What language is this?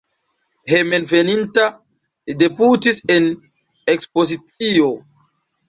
Esperanto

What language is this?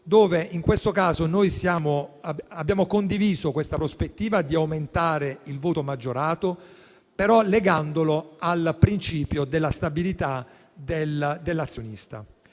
Italian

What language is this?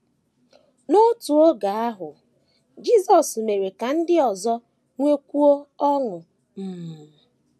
Igbo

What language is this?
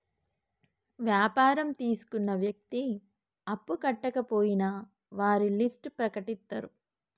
Telugu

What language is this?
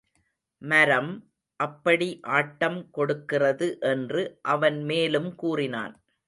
Tamil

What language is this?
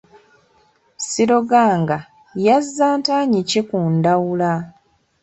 Ganda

